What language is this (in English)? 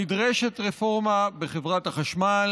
Hebrew